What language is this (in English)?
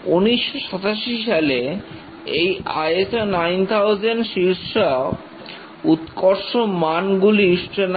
Bangla